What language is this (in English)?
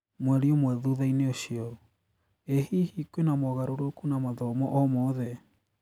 Kikuyu